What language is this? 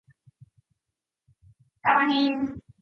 Japanese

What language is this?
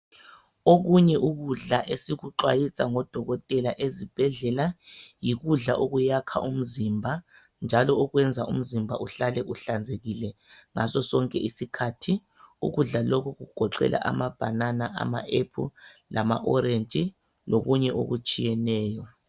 North Ndebele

